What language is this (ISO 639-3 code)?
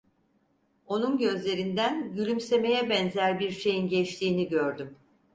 tur